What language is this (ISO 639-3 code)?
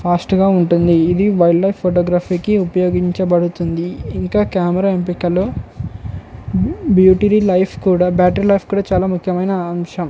tel